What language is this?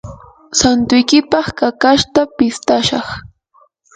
Yanahuanca Pasco Quechua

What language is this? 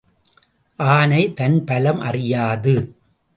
Tamil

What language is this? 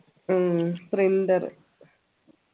Malayalam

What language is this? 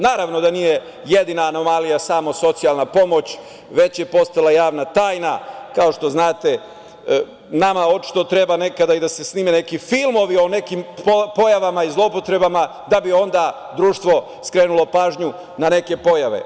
Serbian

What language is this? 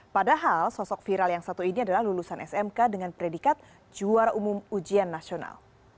Indonesian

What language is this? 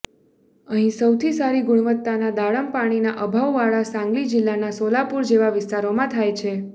Gujarati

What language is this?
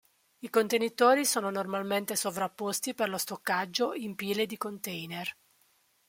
Italian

